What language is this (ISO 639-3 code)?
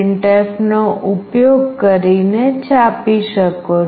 guj